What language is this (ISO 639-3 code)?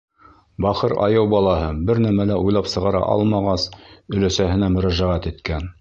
bak